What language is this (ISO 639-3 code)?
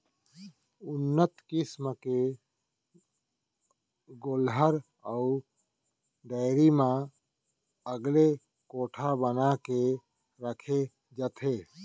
hne